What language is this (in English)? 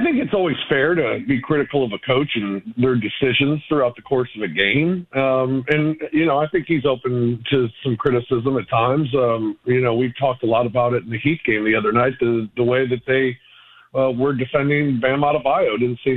English